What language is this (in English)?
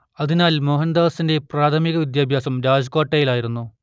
Malayalam